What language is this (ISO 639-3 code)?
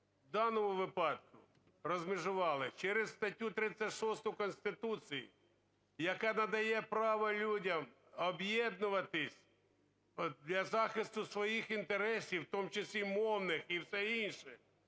ukr